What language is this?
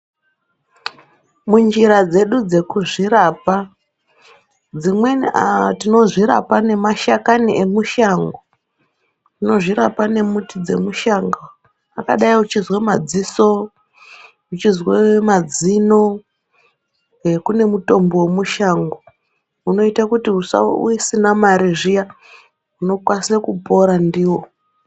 Ndau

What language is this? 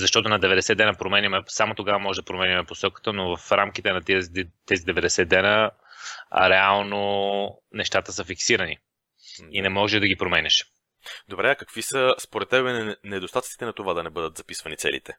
Bulgarian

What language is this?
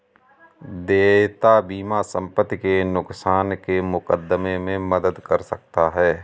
Hindi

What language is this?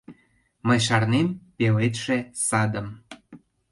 Mari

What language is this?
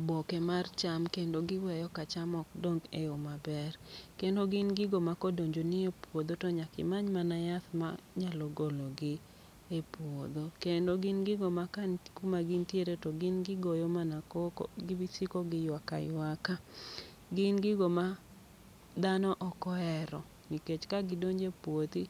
Luo (Kenya and Tanzania)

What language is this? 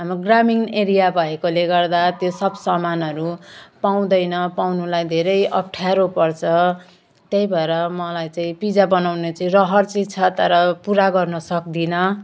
Nepali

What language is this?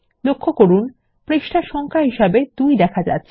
Bangla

